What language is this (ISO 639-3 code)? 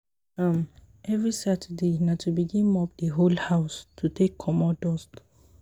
pcm